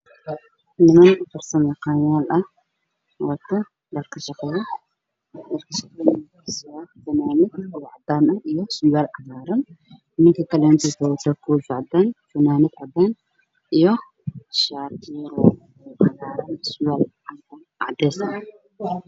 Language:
Somali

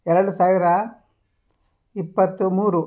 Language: Kannada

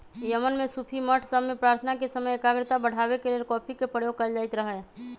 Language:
Magahi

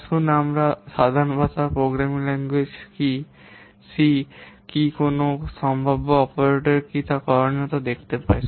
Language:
Bangla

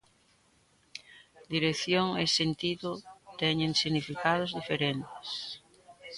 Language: Galician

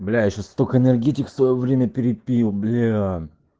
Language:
Russian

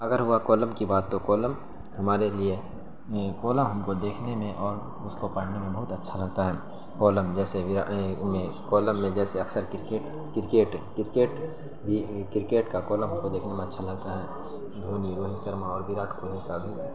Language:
Urdu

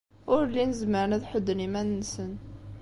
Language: Kabyle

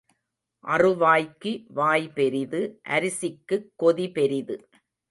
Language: Tamil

